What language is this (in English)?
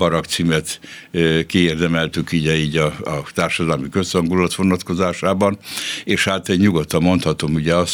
Hungarian